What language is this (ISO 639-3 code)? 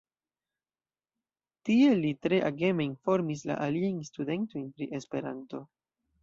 epo